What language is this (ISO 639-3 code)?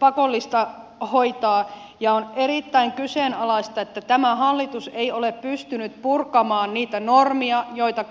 fin